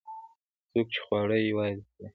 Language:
Pashto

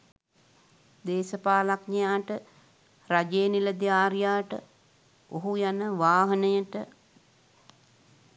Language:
Sinhala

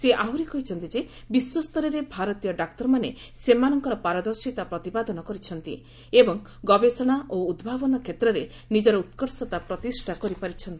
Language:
Odia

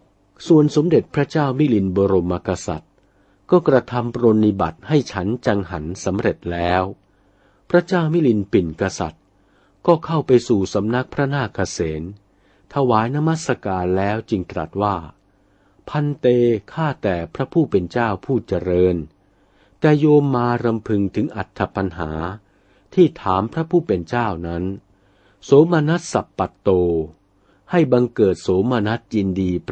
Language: Thai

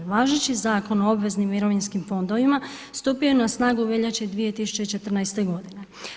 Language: Croatian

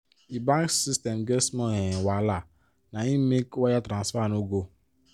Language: Nigerian Pidgin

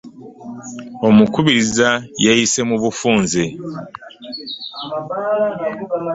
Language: Ganda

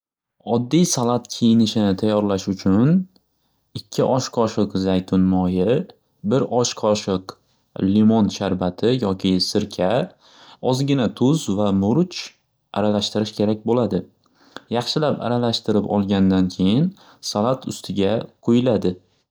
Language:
Uzbek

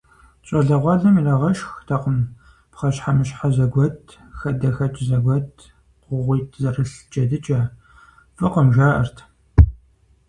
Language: Kabardian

